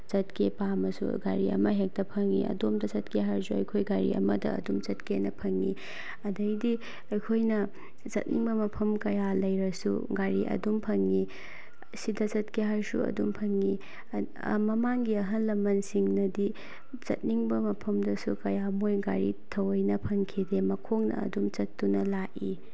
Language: Manipuri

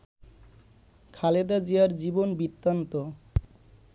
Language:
Bangla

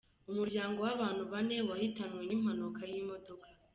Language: Kinyarwanda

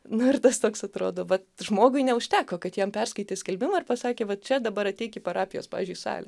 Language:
Lithuanian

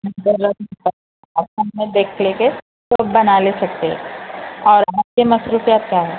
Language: Urdu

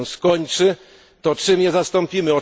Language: Polish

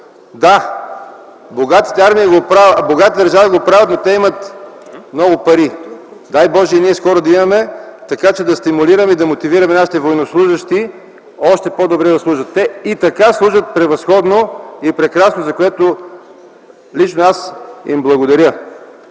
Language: Bulgarian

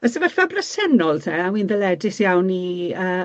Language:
Welsh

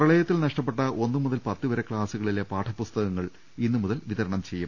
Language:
Malayalam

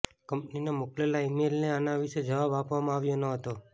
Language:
Gujarati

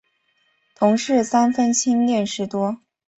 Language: Chinese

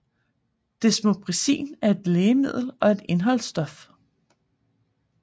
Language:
Danish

